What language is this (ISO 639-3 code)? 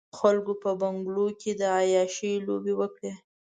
pus